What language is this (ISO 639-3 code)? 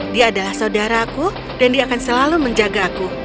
ind